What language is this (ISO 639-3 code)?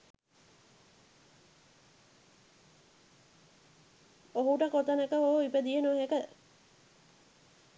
sin